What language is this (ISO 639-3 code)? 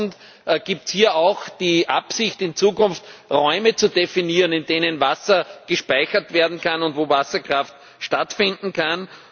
deu